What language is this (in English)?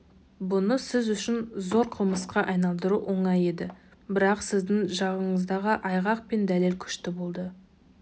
Kazakh